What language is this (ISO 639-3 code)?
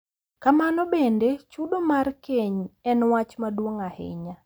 luo